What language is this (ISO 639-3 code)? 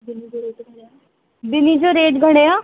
snd